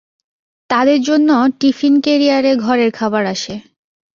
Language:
Bangla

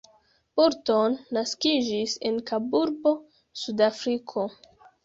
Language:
Esperanto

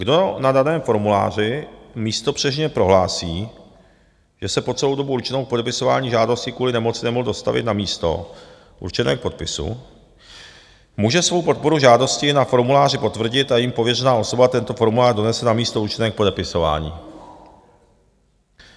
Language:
Czech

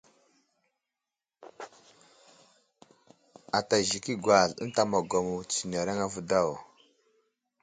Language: Wuzlam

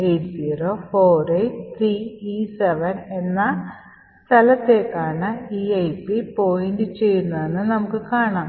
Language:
Malayalam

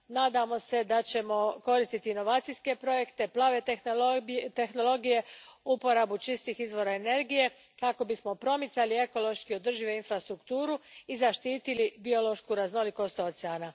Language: Croatian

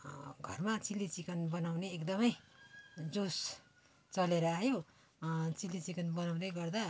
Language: Nepali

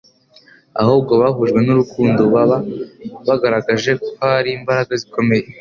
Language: Kinyarwanda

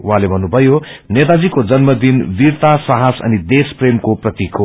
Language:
Nepali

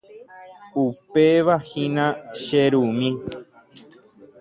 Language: Guarani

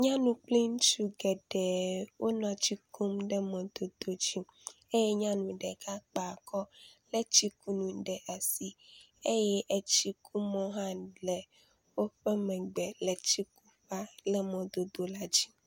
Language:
Ewe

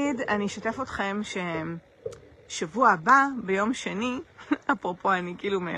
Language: Hebrew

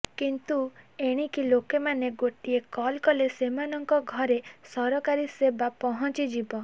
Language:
Odia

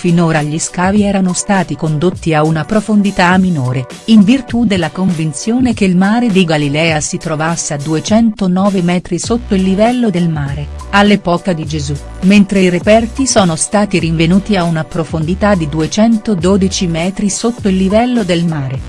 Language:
Italian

